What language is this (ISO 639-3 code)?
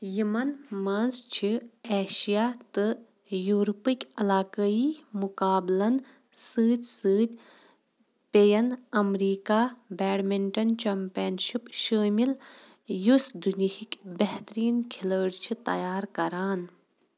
kas